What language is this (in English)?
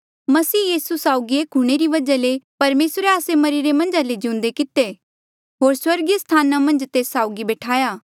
Mandeali